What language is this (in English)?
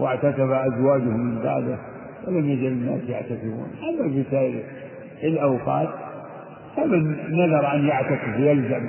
Arabic